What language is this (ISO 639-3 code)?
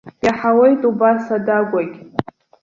abk